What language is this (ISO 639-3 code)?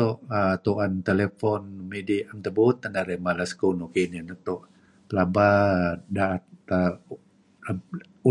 kzi